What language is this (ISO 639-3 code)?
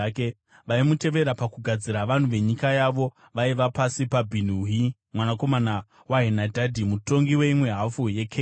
sna